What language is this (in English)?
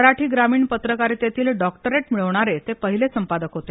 Marathi